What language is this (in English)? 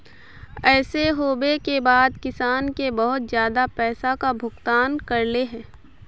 Magahi